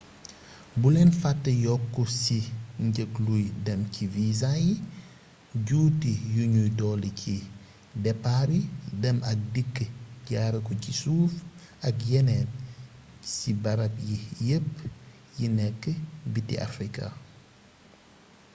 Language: Wolof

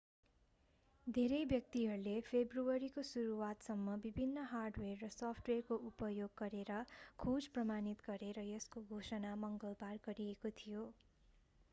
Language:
Nepali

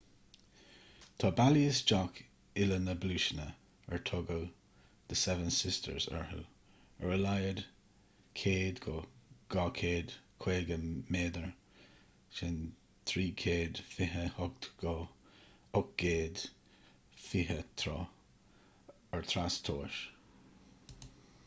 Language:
Irish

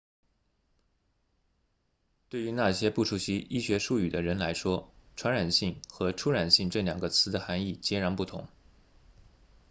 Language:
Chinese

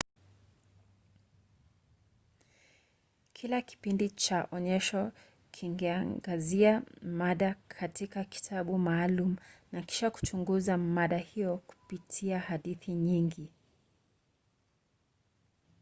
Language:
Swahili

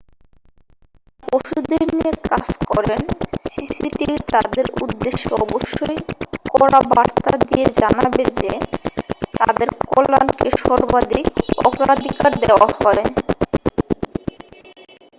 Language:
Bangla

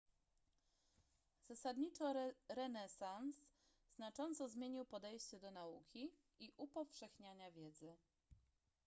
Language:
Polish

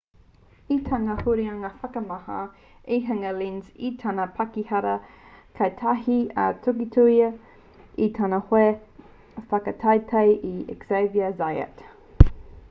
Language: Māori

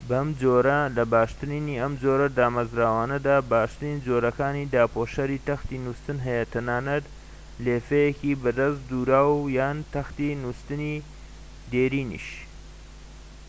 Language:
Central Kurdish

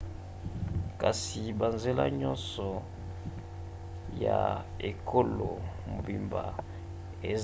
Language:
Lingala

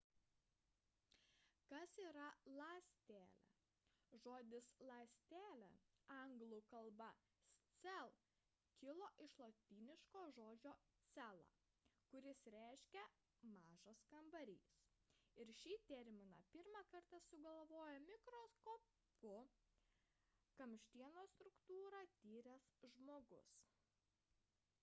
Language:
Lithuanian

